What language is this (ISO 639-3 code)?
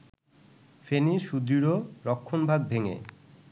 ben